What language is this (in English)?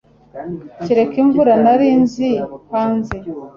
Kinyarwanda